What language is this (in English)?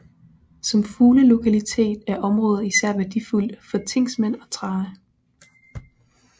Danish